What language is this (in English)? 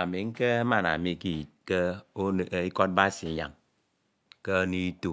Ito